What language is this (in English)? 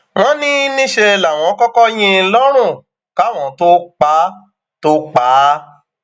Yoruba